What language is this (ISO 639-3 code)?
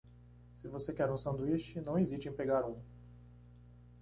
por